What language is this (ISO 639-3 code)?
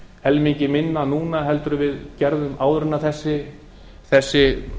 isl